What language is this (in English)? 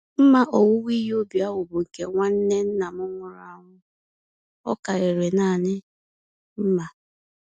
Igbo